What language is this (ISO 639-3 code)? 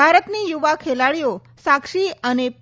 guj